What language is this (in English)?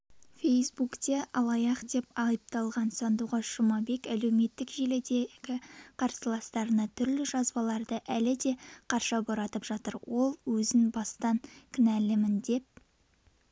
Kazakh